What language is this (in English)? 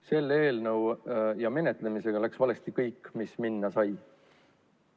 Estonian